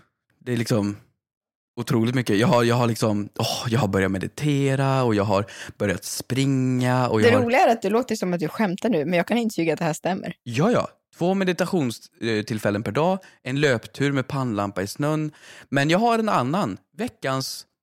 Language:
Swedish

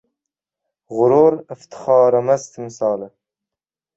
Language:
Uzbek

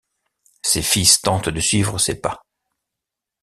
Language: French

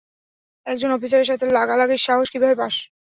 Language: Bangla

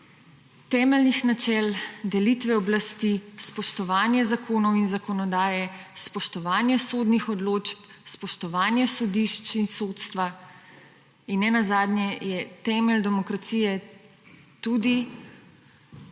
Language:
Slovenian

